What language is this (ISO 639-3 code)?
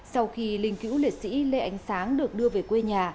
vie